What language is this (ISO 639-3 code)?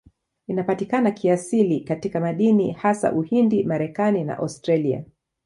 swa